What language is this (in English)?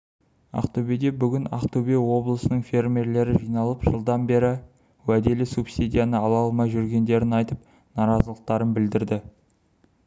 Kazakh